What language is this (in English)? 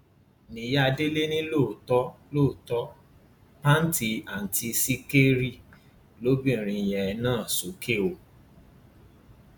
Yoruba